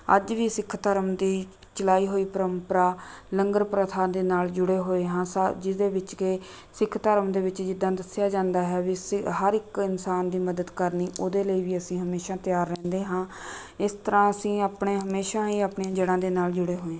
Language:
Punjabi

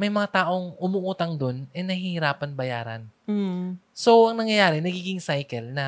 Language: Filipino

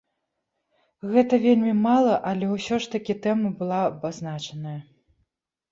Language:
Belarusian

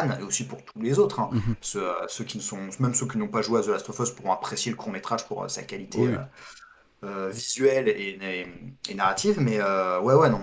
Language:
French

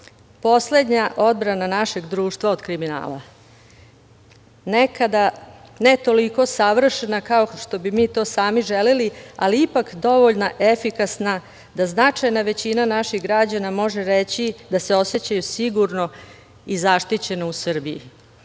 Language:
Serbian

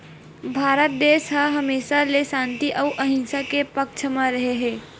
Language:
Chhattisgarhi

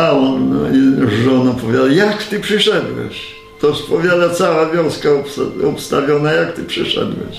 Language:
Polish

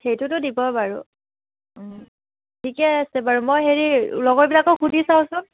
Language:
Assamese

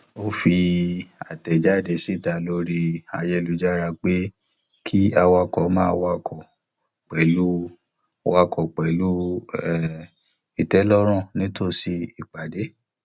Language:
Yoruba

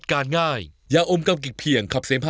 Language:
Thai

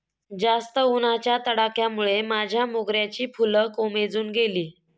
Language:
Marathi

